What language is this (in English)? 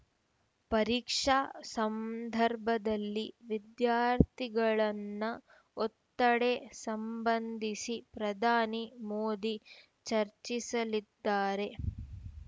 Kannada